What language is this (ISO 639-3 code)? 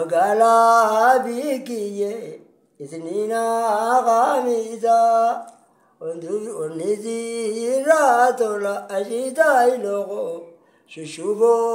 ara